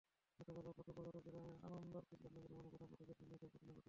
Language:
Bangla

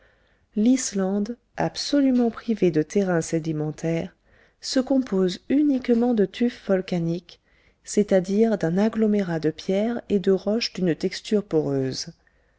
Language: French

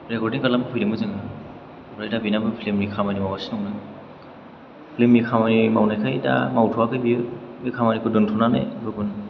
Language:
Bodo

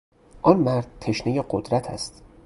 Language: Persian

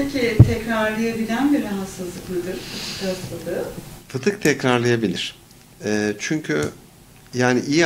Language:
Turkish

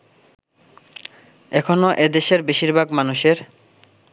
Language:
Bangla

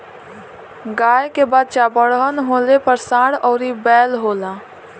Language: Bhojpuri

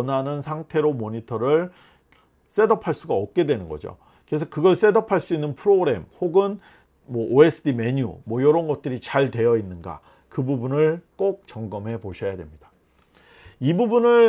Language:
Korean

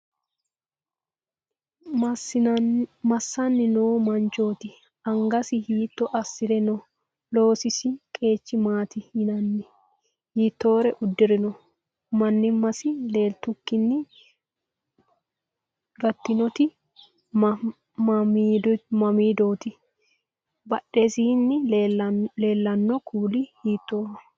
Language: Sidamo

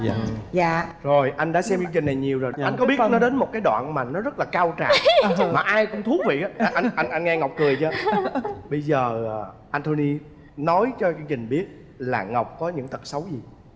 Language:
Vietnamese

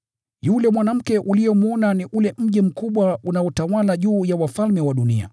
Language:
Swahili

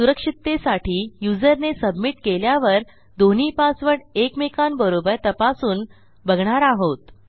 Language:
Marathi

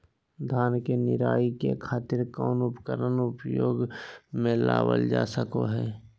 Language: Magahi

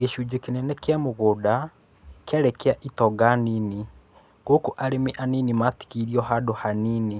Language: Kikuyu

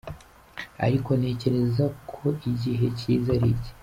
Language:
Kinyarwanda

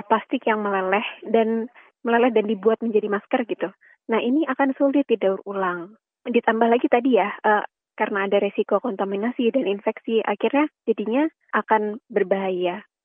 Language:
Indonesian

